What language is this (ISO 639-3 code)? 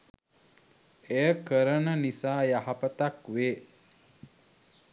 sin